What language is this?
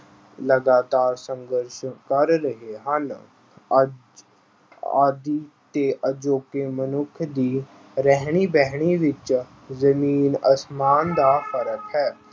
Punjabi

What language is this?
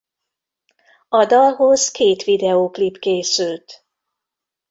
Hungarian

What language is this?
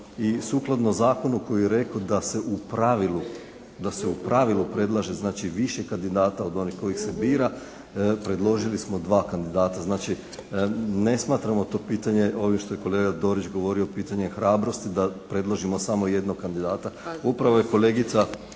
Croatian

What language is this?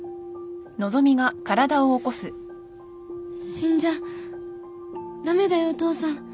Japanese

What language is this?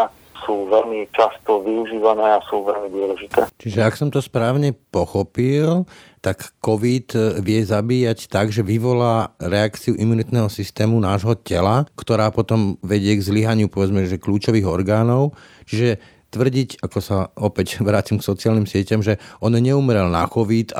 Slovak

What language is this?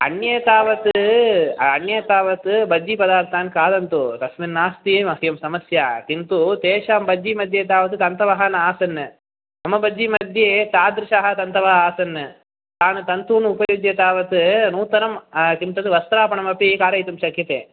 Sanskrit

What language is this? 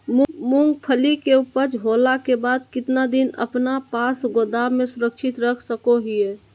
Magahi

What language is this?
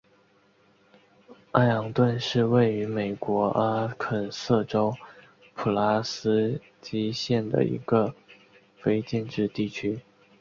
Chinese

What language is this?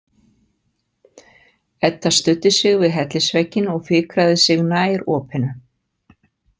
Icelandic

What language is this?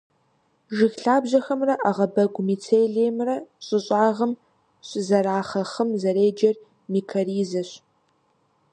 Kabardian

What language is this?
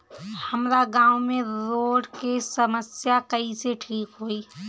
Bhojpuri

